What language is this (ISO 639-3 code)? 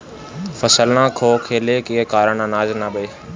bho